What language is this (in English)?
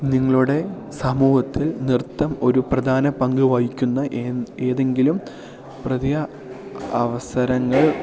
Malayalam